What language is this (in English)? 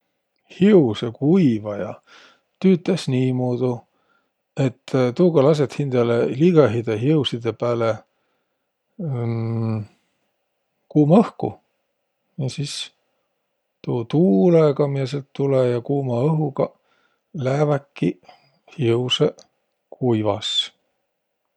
Võro